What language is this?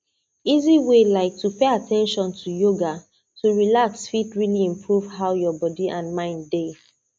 Nigerian Pidgin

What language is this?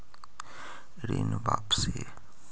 Magahi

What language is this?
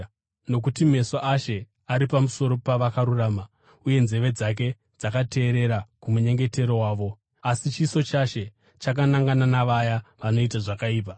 Shona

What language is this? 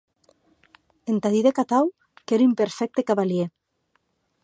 Occitan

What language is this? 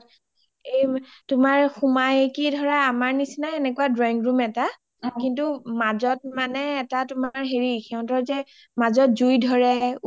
Assamese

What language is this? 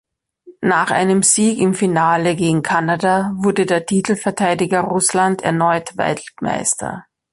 German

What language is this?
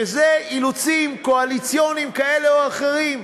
Hebrew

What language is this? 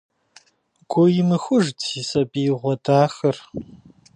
Kabardian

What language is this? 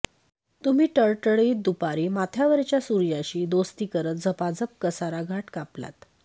Marathi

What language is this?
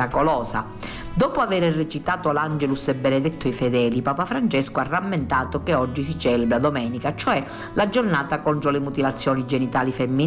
Italian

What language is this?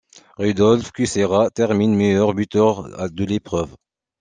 French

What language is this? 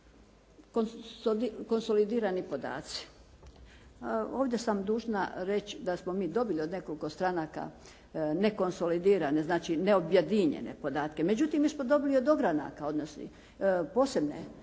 Croatian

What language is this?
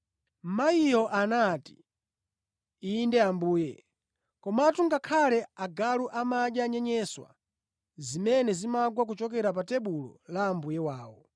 Nyanja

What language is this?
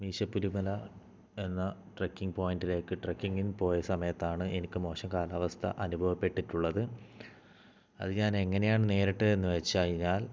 Malayalam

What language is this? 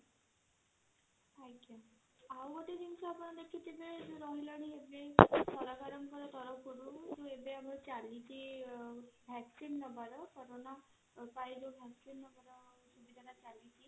Odia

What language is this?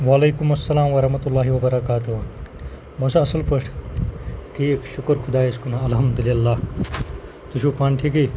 Kashmiri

